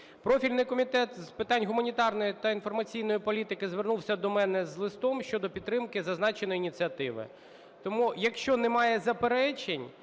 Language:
Ukrainian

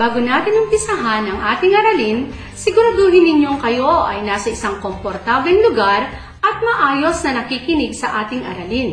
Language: Filipino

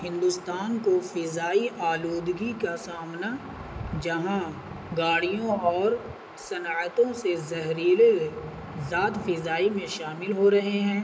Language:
Urdu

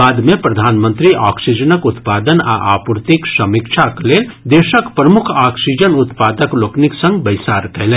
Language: Maithili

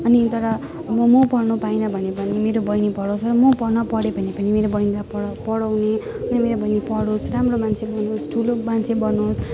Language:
Nepali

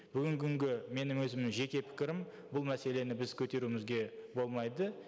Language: Kazakh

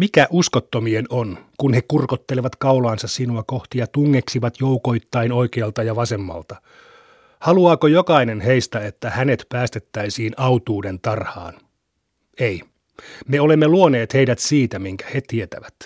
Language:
Finnish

